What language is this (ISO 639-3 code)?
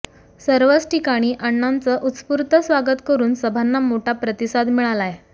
mar